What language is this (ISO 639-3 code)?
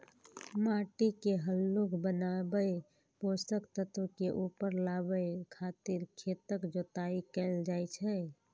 mai